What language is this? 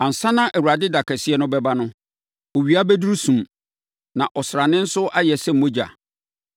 Akan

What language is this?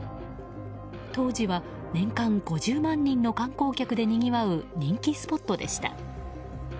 Japanese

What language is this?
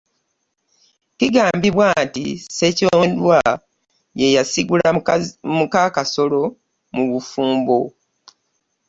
Ganda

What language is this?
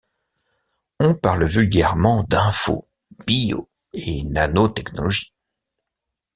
French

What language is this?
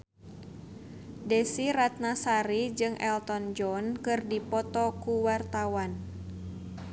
Sundanese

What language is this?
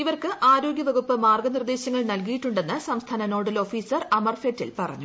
Malayalam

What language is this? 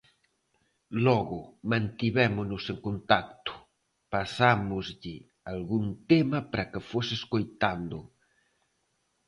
Galician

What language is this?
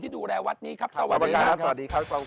Thai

